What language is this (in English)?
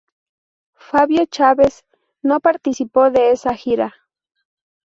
Spanish